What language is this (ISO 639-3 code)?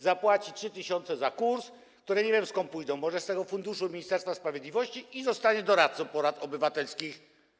pol